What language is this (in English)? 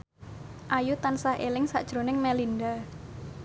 Javanese